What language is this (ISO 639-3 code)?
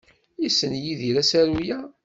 kab